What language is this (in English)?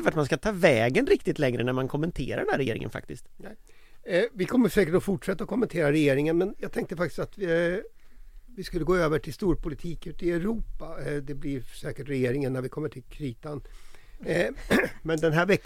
Swedish